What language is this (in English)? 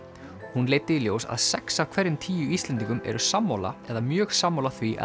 Icelandic